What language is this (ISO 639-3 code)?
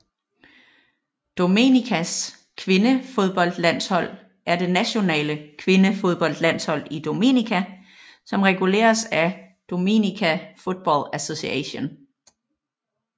dan